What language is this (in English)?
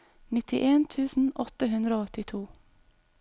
Norwegian